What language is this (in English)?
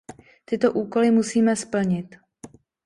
Czech